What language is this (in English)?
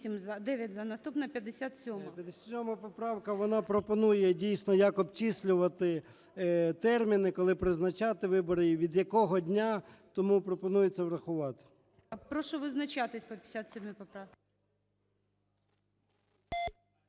Ukrainian